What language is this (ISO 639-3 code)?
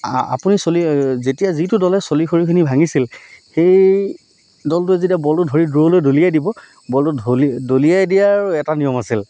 asm